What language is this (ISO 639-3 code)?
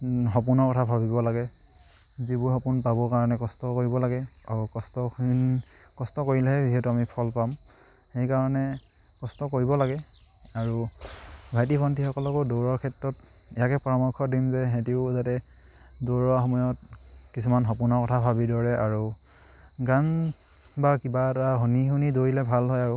asm